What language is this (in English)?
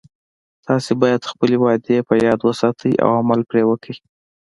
Pashto